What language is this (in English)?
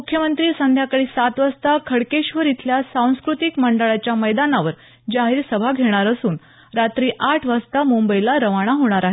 Marathi